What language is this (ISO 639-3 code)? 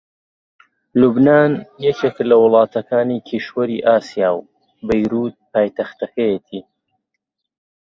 ckb